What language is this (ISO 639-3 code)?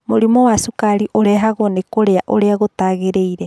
kik